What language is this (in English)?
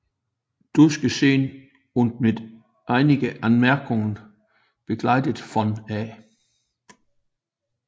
Danish